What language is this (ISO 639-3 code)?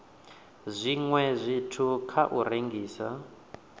ven